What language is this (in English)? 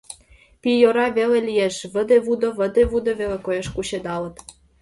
Mari